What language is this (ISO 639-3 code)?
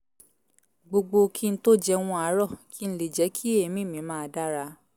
yor